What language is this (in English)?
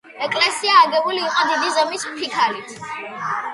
Georgian